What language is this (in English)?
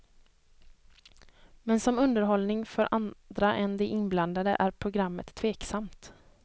Swedish